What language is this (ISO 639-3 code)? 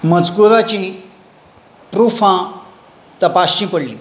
kok